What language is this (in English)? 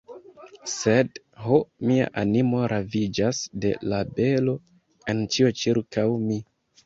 Esperanto